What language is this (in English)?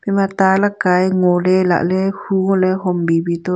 Wancho Naga